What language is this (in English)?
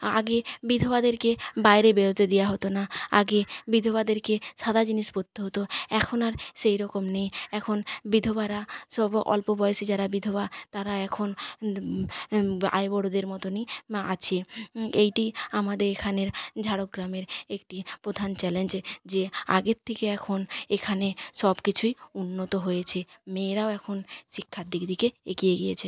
Bangla